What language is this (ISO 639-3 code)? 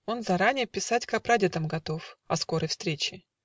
rus